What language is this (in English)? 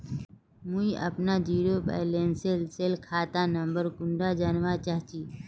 Magahi